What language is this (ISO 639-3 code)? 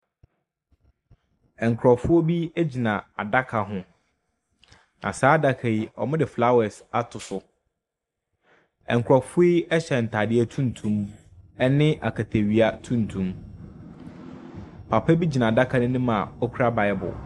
aka